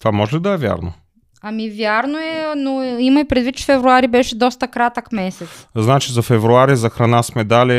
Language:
Bulgarian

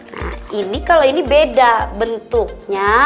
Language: Indonesian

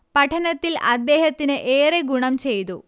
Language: Malayalam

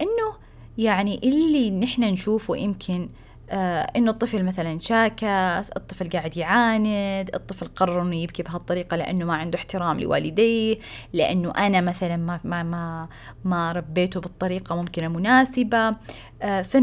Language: Arabic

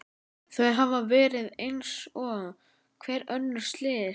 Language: Icelandic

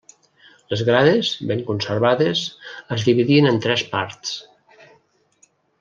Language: Catalan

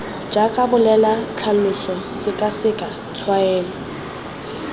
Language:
Tswana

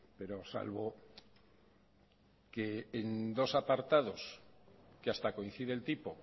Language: Spanish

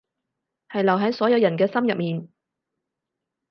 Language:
Cantonese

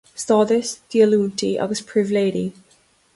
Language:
Irish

